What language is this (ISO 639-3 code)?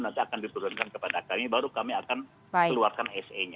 ind